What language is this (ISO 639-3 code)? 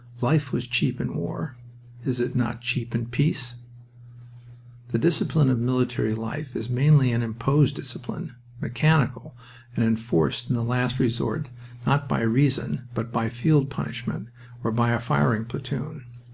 eng